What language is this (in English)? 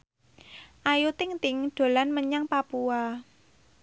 Javanese